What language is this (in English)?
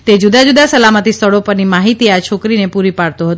Gujarati